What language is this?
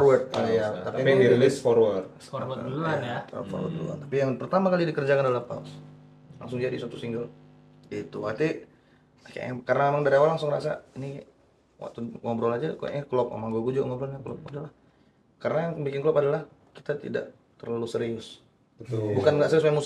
Indonesian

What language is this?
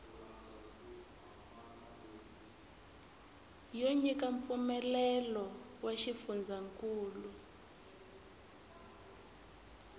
Tsonga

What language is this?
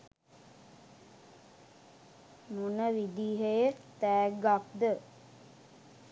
Sinhala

